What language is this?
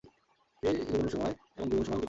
Bangla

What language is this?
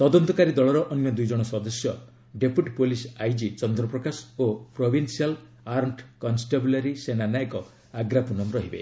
Odia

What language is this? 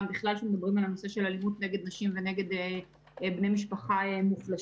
Hebrew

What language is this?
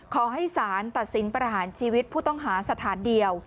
Thai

